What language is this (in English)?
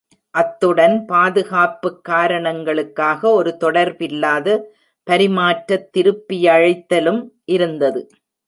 Tamil